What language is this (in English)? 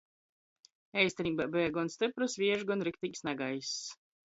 Latgalian